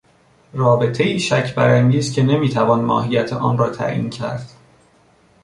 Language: Persian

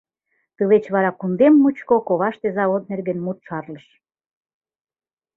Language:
Mari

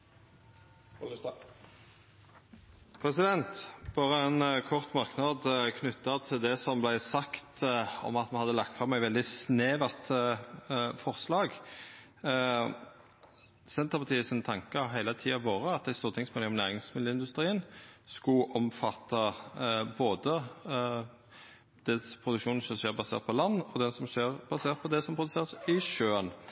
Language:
Norwegian Nynorsk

